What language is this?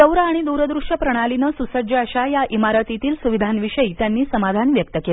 Marathi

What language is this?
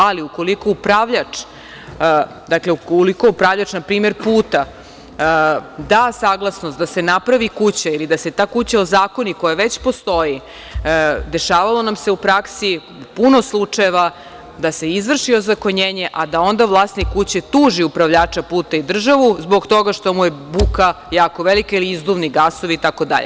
Serbian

